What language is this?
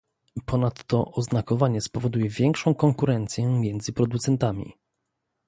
Polish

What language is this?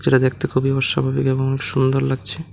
Bangla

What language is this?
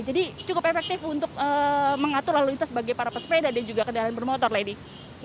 Indonesian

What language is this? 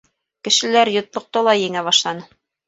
Bashkir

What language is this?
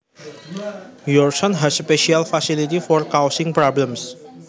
Javanese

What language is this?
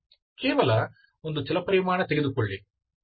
Kannada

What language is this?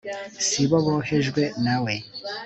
Kinyarwanda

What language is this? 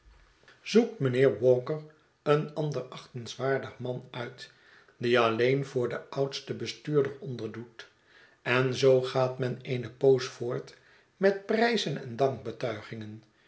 Dutch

